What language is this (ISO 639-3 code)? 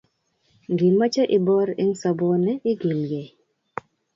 kln